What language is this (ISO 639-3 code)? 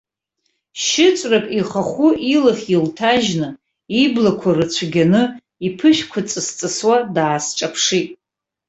abk